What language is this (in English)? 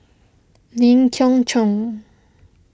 English